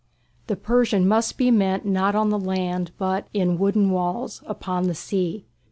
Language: English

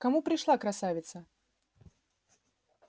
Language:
Russian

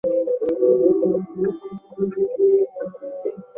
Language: Bangla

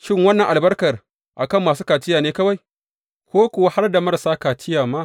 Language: Hausa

